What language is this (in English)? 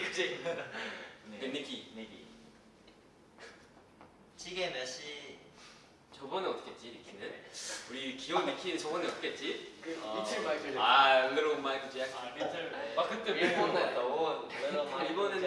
Korean